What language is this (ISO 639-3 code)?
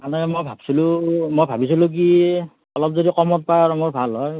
asm